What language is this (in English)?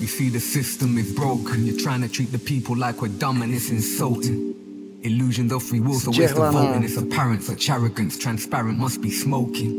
Czech